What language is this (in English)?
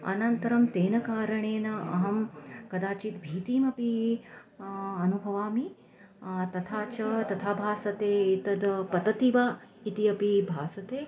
Sanskrit